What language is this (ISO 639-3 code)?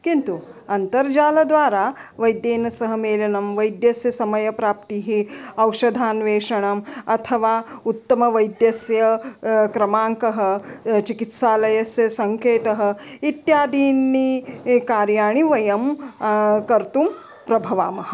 san